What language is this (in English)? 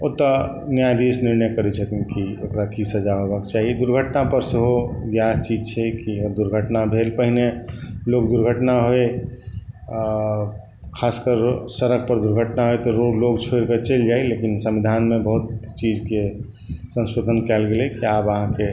Maithili